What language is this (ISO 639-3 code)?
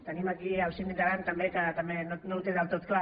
cat